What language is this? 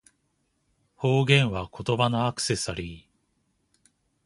Japanese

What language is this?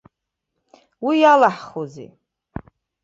Abkhazian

